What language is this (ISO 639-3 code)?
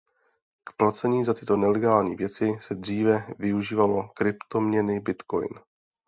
ces